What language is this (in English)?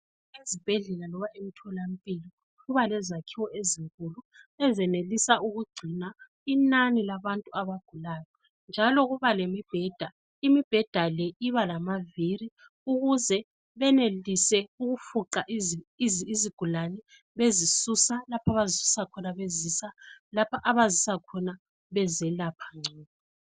North Ndebele